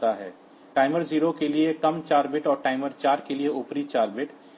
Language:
Hindi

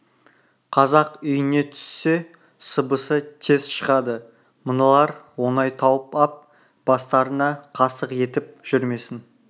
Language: Kazakh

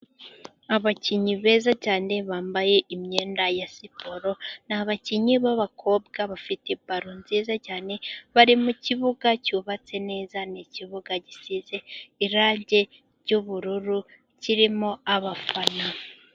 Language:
Kinyarwanda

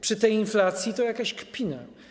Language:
Polish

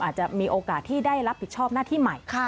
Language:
Thai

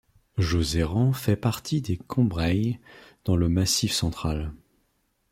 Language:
French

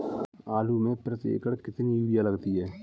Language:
Hindi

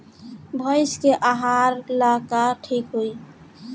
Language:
Bhojpuri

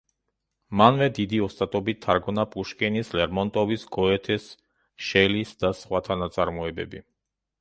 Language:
Georgian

